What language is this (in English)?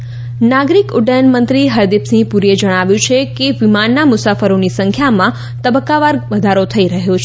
Gujarati